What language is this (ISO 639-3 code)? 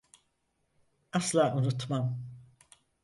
tur